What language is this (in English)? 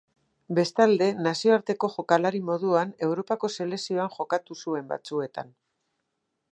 Basque